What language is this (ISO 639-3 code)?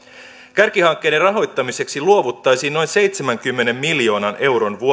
fin